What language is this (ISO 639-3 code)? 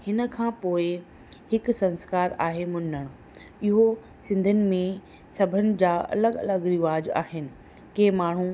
snd